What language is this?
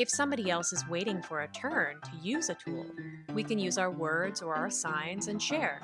English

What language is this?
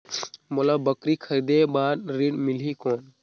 Chhattisgarhi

